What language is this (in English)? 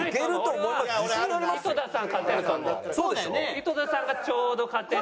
Japanese